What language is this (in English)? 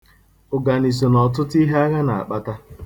Igbo